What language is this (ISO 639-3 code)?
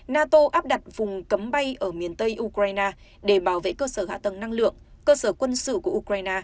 vie